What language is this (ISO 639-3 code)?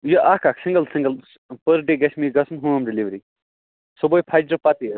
kas